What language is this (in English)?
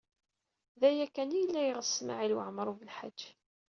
Kabyle